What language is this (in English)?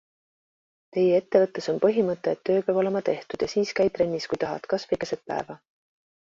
Estonian